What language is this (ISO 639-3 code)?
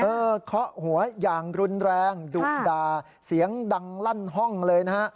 tha